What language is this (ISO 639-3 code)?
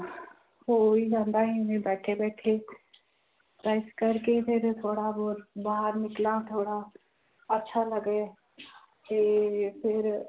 pan